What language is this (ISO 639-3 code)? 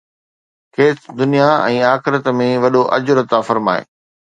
snd